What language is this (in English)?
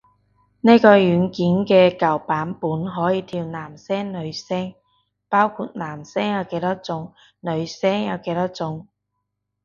Cantonese